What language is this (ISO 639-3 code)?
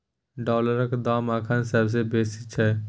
mai